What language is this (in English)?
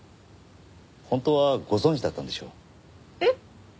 Japanese